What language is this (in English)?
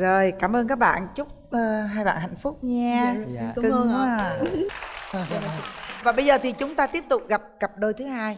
Vietnamese